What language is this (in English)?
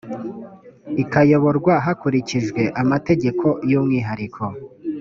Kinyarwanda